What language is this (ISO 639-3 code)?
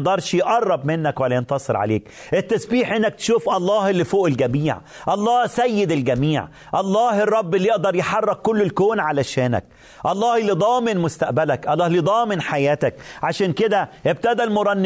ara